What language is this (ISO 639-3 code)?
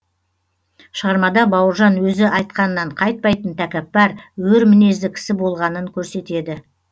kaz